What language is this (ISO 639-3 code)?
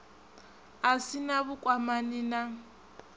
ven